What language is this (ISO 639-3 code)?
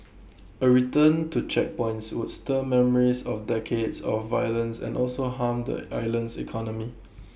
eng